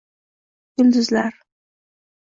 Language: Uzbek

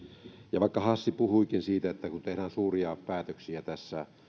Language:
Finnish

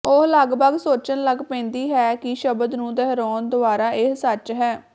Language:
Punjabi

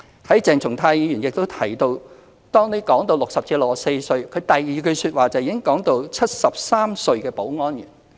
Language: Cantonese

